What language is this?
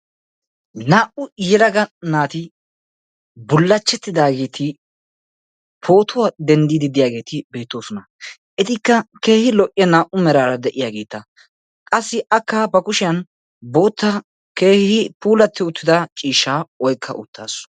Wolaytta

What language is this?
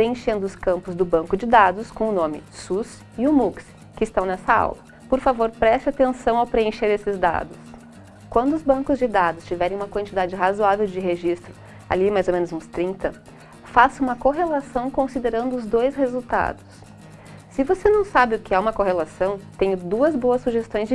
Portuguese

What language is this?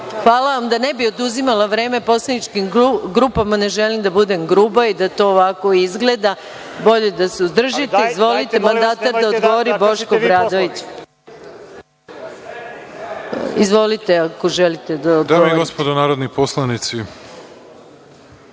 Serbian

